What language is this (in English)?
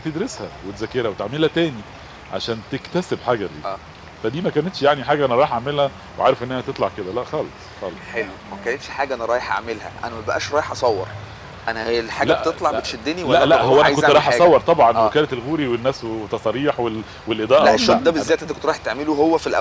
Arabic